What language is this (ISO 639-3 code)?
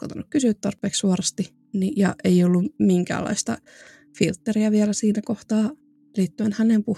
fin